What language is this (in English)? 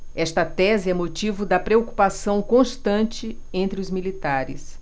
Portuguese